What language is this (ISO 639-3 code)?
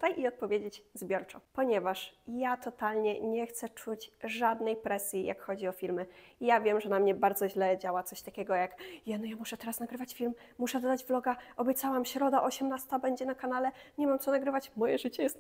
pol